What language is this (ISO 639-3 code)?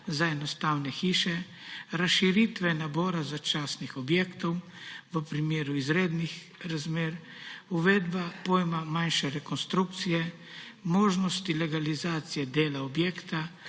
slv